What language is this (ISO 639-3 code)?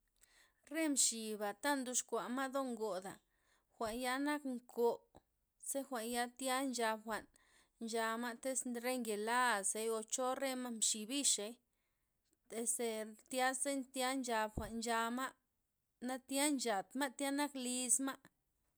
ztp